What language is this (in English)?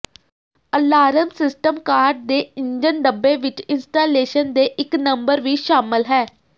Punjabi